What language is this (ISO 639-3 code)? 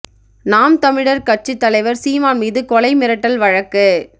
tam